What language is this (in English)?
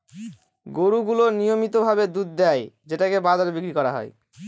Bangla